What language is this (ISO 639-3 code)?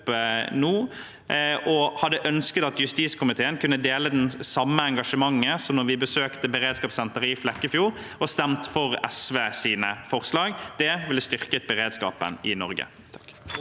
nor